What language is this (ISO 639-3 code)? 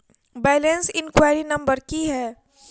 mai